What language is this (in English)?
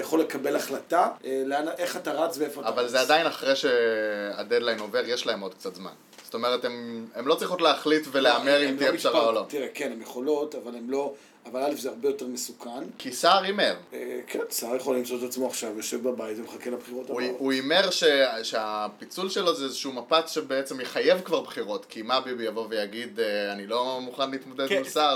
Hebrew